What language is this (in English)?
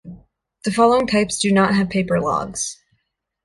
English